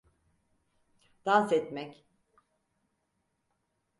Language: Turkish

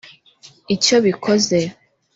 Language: Kinyarwanda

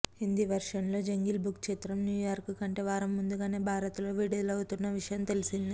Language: Telugu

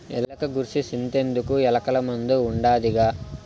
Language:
Telugu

